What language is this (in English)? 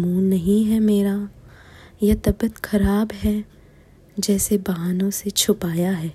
Hindi